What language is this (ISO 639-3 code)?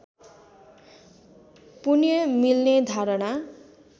nep